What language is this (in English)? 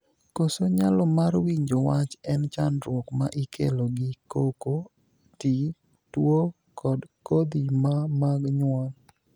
Luo (Kenya and Tanzania)